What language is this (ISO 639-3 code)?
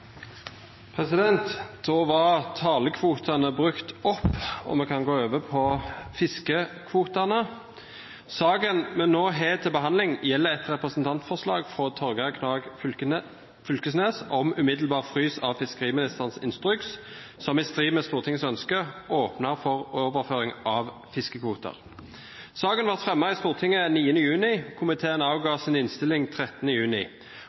nno